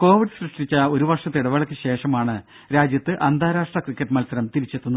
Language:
Malayalam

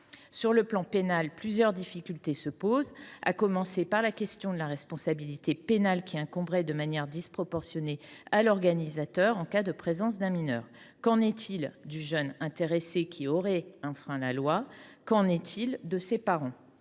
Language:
French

